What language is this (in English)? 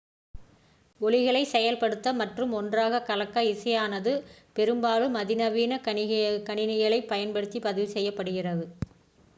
Tamil